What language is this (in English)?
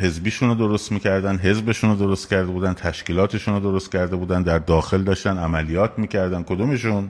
Persian